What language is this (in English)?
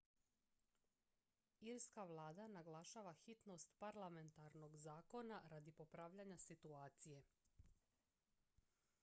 Croatian